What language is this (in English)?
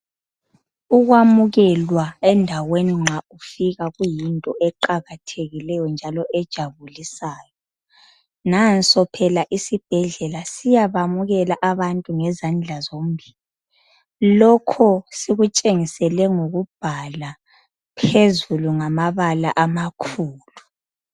North Ndebele